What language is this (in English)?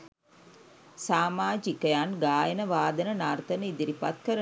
Sinhala